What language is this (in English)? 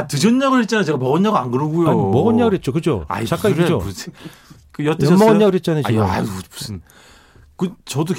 Korean